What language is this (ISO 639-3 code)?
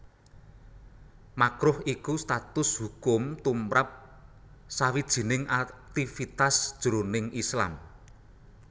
jav